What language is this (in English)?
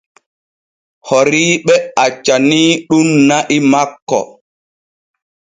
Borgu Fulfulde